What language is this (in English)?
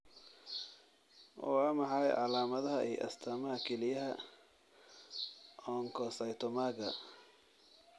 Somali